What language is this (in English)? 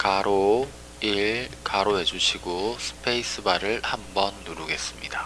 Korean